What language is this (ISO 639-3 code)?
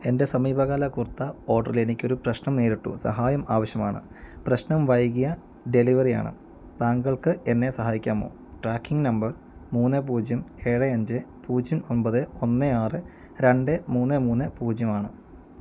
mal